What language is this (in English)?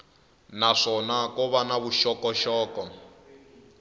Tsonga